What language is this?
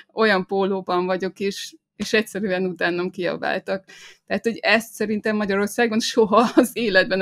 Hungarian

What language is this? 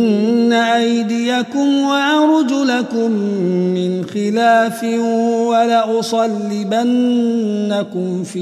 Arabic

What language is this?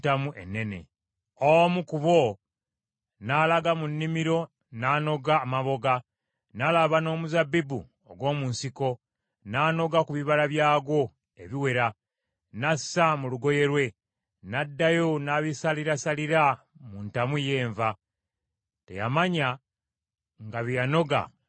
Ganda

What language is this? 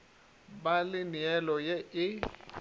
Northern Sotho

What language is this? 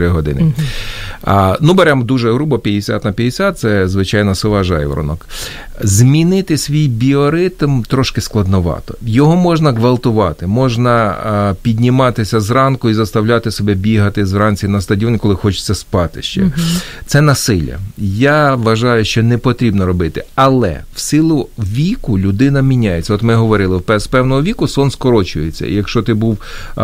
Ukrainian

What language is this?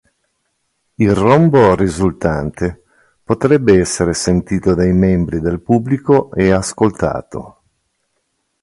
Italian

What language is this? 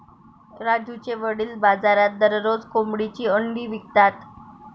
Marathi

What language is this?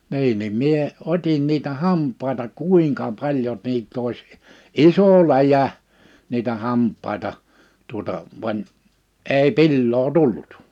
Finnish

